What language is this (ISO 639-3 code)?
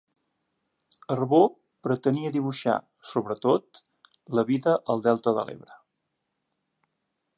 cat